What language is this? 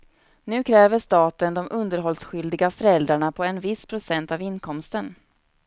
Swedish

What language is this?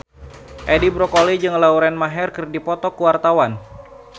Sundanese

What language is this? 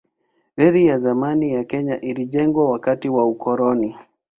Swahili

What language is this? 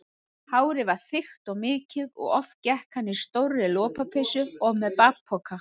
Icelandic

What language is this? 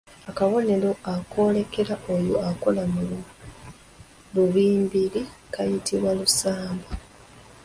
Ganda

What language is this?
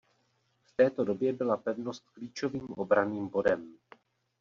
Czech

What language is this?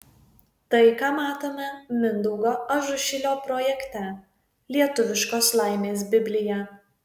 Lithuanian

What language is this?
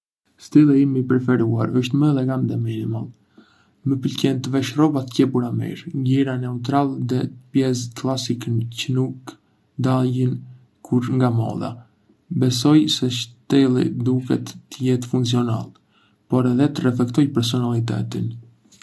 Arbëreshë Albanian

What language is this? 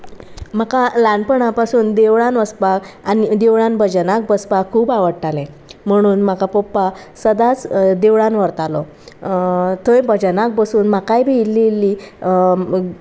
Konkani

